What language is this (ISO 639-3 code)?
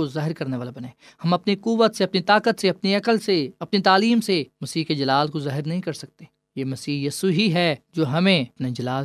urd